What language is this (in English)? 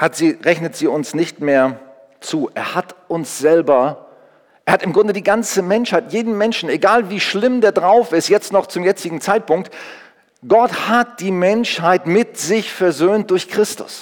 German